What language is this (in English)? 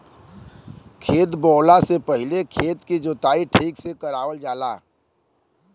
Bhojpuri